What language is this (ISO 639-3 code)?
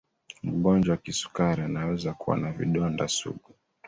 swa